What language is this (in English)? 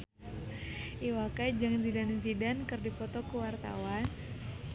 Sundanese